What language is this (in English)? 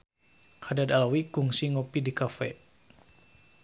Sundanese